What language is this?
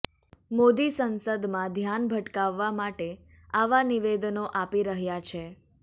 Gujarati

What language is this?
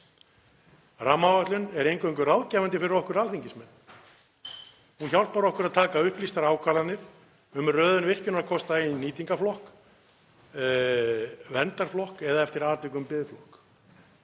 Icelandic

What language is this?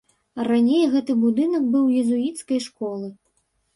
Belarusian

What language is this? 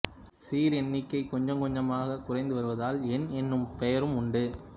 Tamil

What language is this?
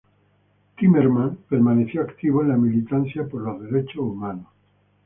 Spanish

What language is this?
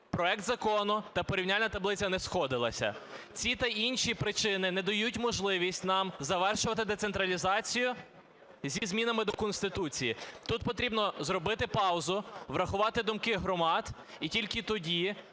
Ukrainian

